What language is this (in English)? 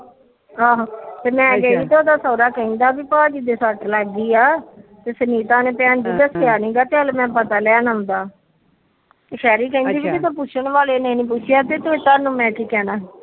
Punjabi